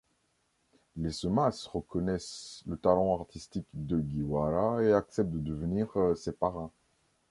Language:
French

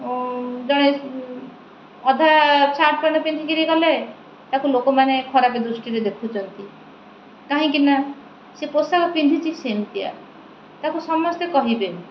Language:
Odia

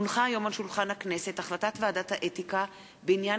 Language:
Hebrew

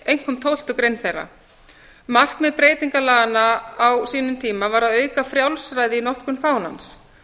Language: Icelandic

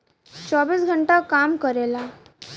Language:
Bhojpuri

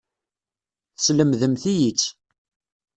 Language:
Kabyle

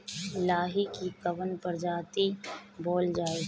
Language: Bhojpuri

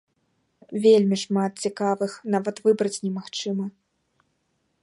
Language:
Belarusian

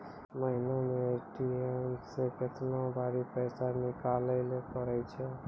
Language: Maithili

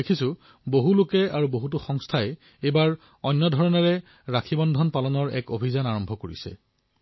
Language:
Assamese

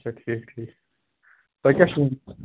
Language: Kashmiri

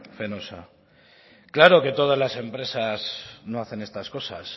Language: Spanish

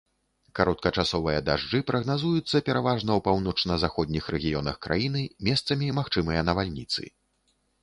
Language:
Belarusian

